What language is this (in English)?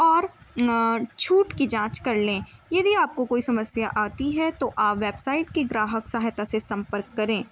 Urdu